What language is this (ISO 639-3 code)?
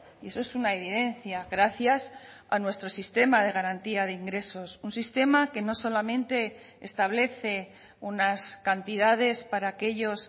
spa